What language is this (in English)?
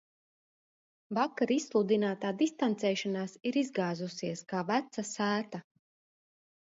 Latvian